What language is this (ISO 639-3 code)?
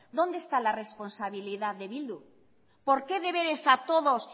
spa